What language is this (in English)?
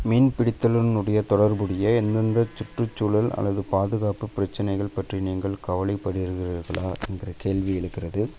Tamil